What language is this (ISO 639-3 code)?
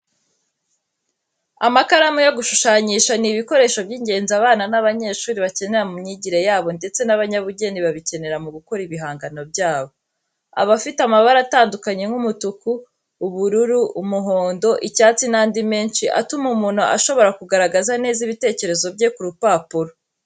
kin